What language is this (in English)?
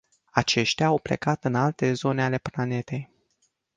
Romanian